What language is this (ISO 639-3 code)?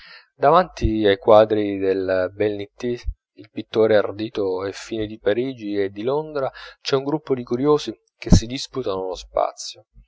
ita